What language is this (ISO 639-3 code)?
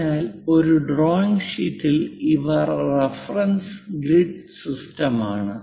mal